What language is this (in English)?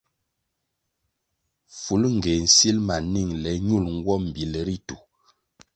Kwasio